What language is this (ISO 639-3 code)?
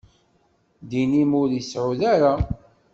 kab